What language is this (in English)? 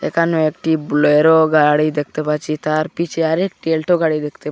Bangla